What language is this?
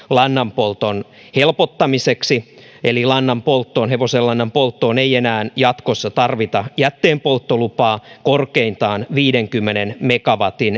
Finnish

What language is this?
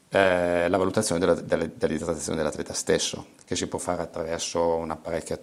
Italian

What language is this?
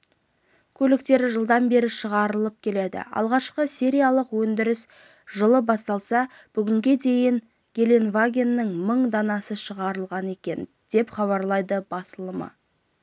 Kazakh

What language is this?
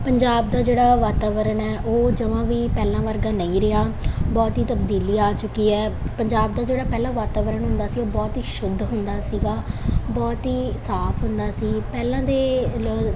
Punjabi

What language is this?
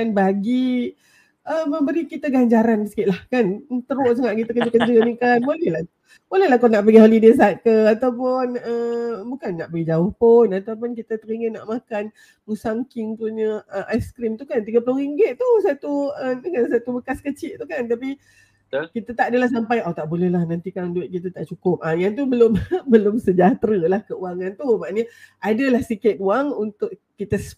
Malay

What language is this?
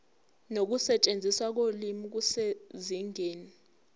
Zulu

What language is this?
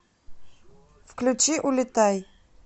Russian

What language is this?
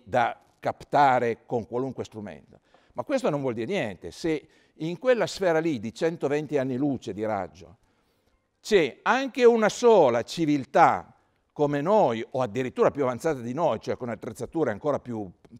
Italian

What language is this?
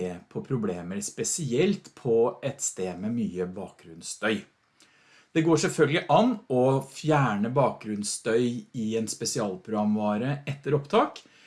Norwegian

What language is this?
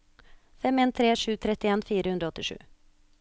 Norwegian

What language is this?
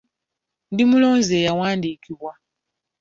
Ganda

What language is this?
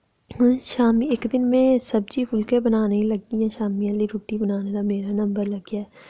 Dogri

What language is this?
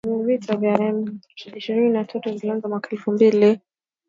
Swahili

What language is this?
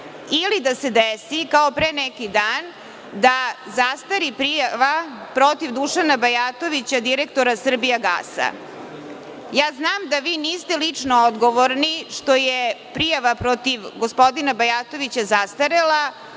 Serbian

